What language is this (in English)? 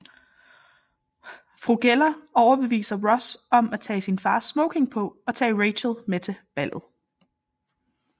Danish